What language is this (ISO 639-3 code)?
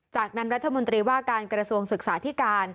tha